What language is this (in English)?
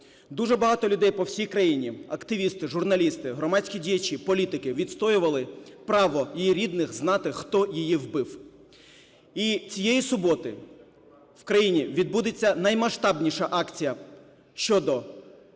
Ukrainian